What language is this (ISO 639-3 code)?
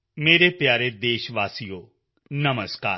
pan